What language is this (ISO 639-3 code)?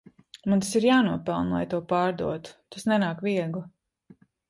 lav